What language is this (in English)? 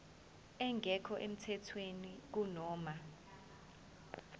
Zulu